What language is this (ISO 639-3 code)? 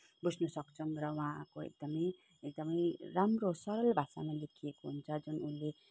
nep